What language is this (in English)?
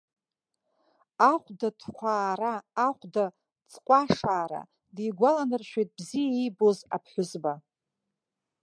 Abkhazian